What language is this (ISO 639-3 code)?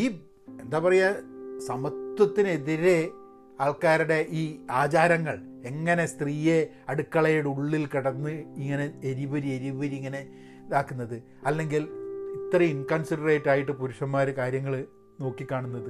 mal